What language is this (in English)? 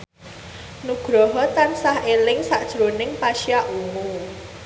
Javanese